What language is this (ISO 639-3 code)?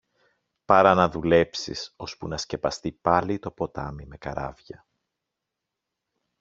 ell